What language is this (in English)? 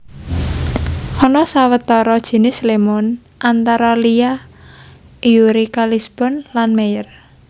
Javanese